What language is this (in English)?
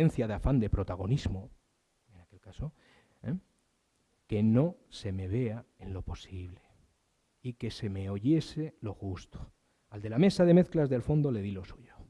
Spanish